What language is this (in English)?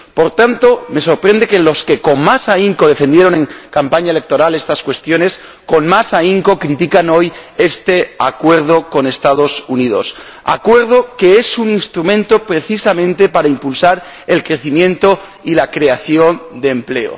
Spanish